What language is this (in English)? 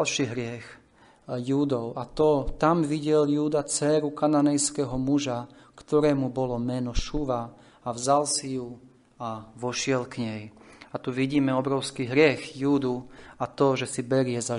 Slovak